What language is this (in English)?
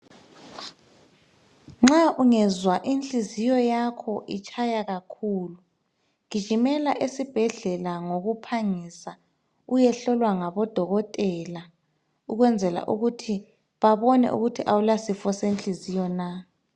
North Ndebele